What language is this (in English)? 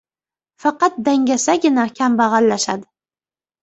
Uzbek